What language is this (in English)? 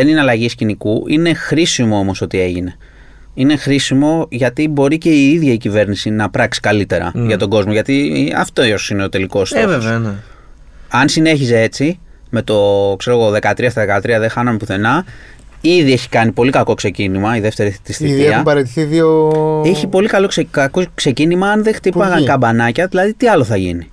Greek